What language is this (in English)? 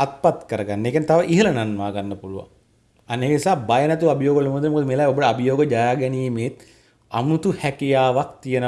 Indonesian